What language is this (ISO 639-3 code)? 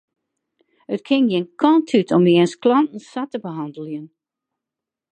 fry